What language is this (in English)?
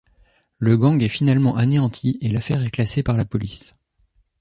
French